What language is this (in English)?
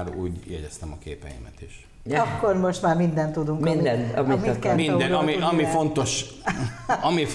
Hungarian